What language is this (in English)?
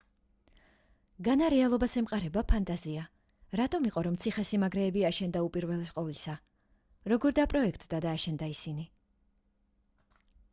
Georgian